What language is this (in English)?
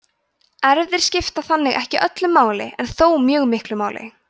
Icelandic